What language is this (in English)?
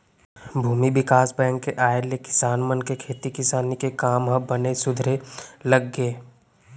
Chhattisgarhi